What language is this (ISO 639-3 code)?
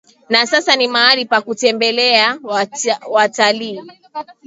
swa